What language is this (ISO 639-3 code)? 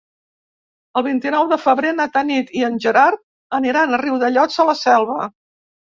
cat